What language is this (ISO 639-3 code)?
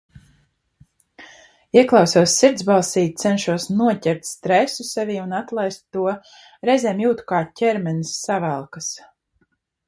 lav